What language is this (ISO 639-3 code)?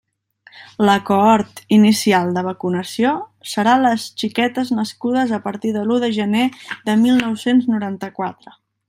cat